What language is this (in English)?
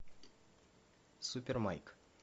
Russian